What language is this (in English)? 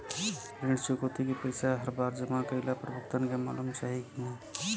Bhojpuri